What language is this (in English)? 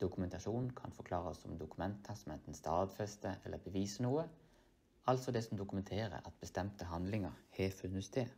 Norwegian